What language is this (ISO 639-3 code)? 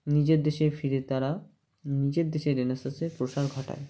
ben